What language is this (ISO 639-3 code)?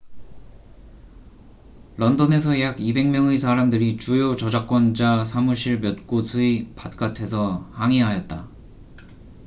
kor